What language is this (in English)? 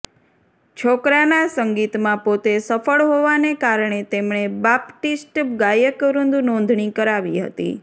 Gujarati